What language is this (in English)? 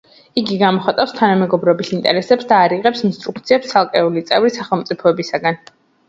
Georgian